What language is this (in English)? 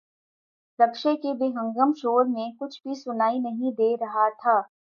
Urdu